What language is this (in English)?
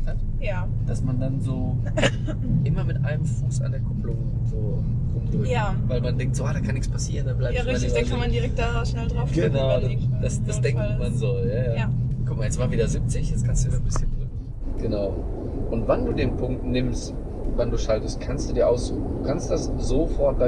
German